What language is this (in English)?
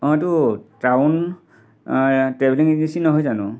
Assamese